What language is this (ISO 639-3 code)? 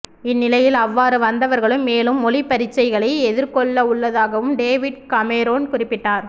tam